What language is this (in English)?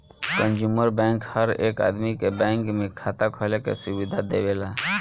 Bhojpuri